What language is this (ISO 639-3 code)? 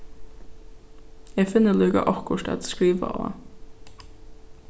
fao